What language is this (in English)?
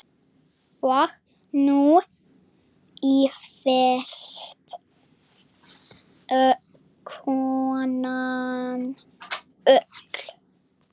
Icelandic